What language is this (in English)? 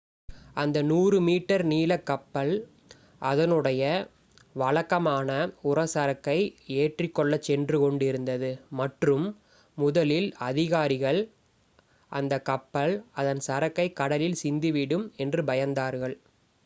Tamil